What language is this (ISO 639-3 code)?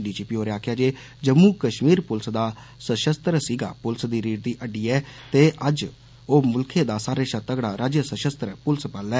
doi